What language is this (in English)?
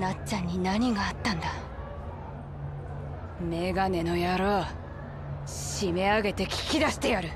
Japanese